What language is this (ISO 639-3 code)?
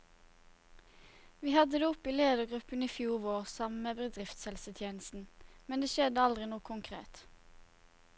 nor